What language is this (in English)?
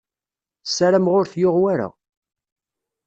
Kabyle